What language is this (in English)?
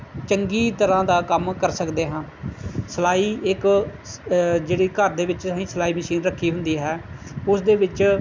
Punjabi